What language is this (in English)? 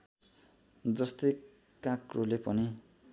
Nepali